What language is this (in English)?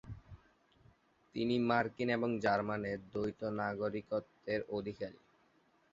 Bangla